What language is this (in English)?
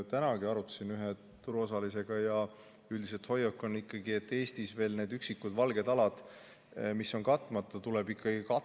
Estonian